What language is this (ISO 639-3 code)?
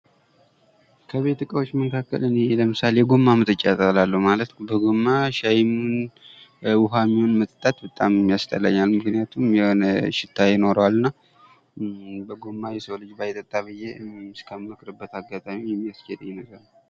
amh